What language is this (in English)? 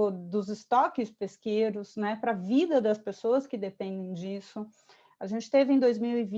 Portuguese